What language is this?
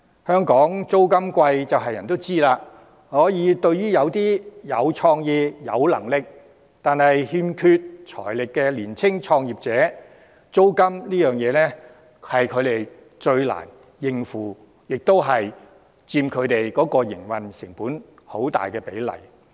Cantonese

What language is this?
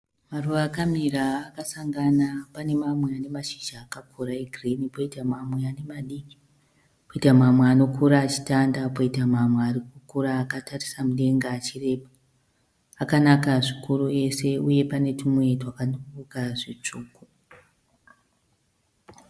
Shona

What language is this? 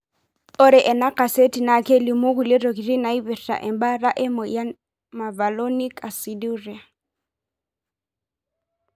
Masai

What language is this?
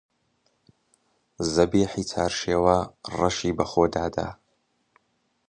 Central Kurdish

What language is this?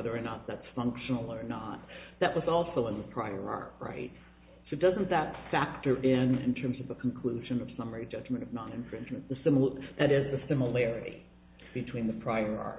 English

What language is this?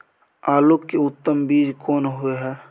Maithili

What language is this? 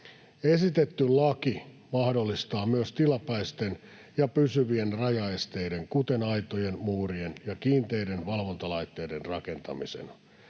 Finnish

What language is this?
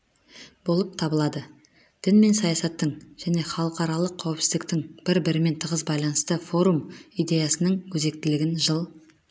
Kazakh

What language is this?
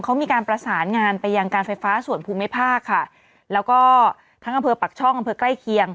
Thai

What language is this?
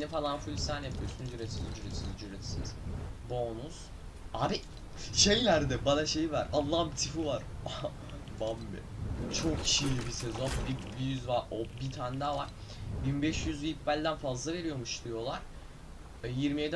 Turkish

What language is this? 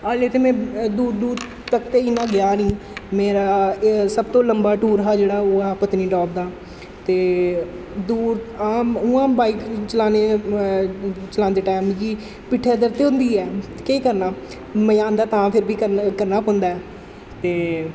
Dogri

